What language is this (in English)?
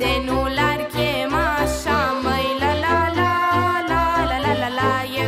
Romanian